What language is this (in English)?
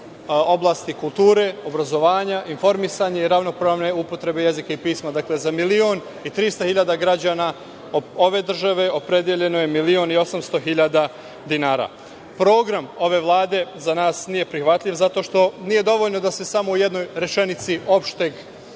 Serbian